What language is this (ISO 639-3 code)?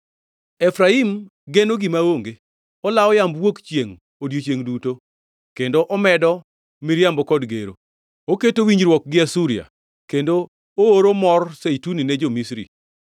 luo